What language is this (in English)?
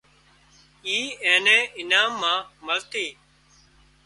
Wadiyara Koli